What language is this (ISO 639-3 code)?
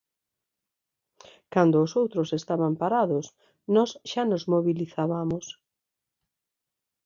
glg